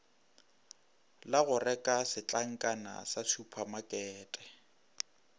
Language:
Northern Sotho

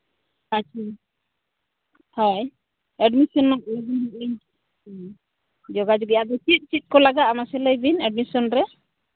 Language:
Santali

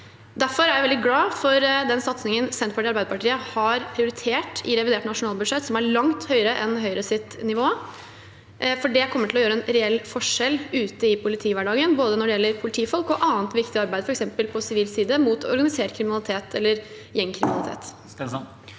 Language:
Norwegian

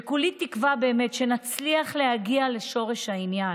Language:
Hebrew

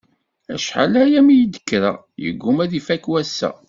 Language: Kabyle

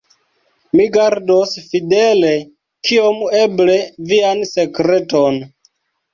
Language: Esperanto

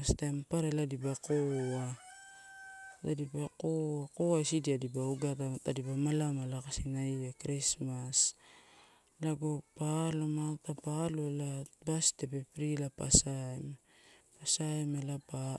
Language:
Torau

